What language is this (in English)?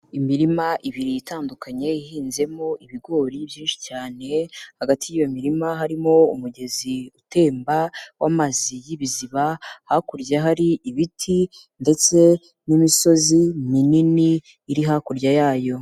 Kinyarwanda